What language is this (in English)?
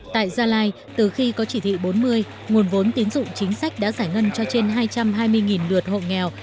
Vietnamese